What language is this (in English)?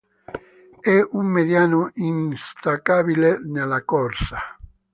Italian